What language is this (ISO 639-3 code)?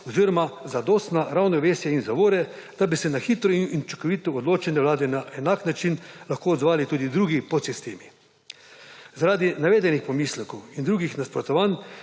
slv